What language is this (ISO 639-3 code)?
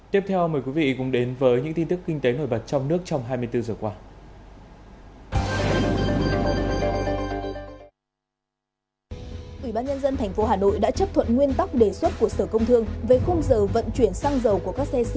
vie